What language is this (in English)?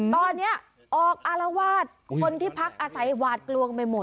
Thai